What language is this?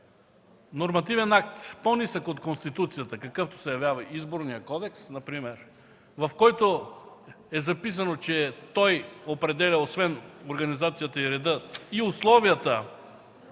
Bulgarian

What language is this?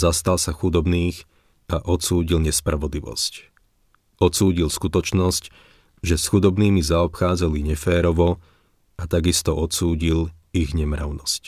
Slovak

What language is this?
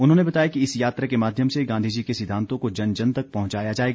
Hindi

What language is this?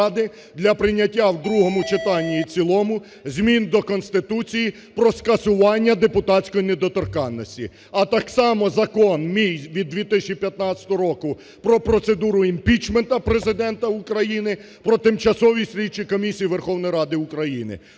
Ukrainian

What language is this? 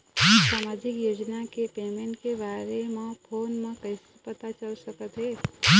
Chhattisgarhi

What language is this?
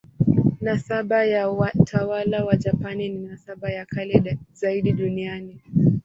Swahili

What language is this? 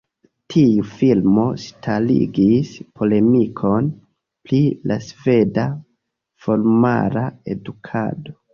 Esperanto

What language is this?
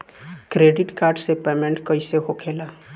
Bhojpuri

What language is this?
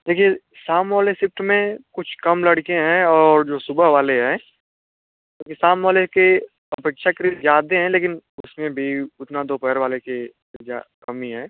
Hindi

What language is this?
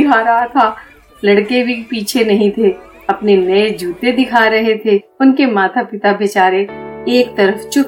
Hindi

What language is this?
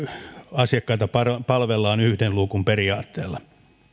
Finnish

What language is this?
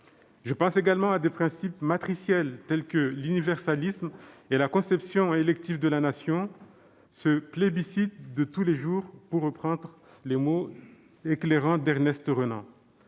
French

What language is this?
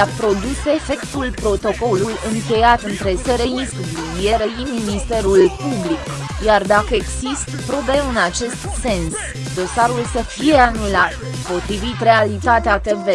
Romanian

